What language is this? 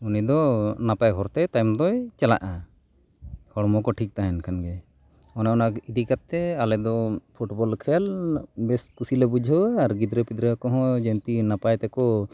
Santali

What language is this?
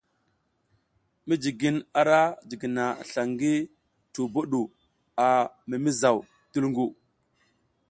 South Giziga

